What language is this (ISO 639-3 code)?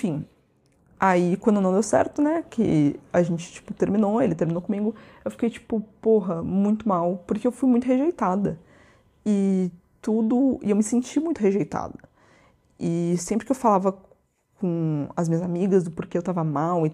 por